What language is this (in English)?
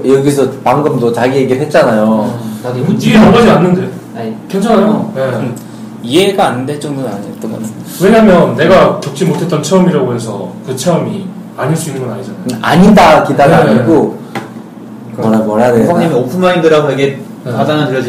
Korean